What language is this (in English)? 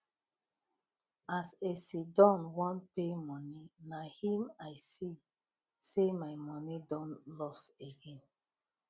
Nigerian Pidgin